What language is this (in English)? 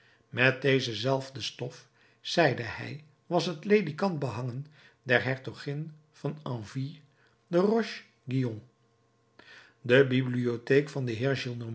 Dutch